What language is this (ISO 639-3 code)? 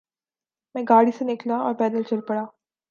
urd